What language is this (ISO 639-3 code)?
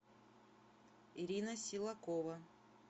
rus